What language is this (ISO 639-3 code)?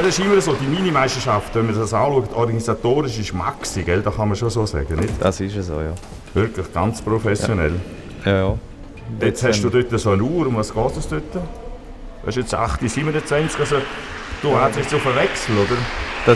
deu